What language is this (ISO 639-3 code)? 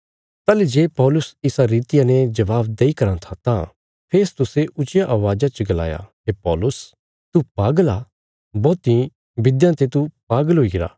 kfs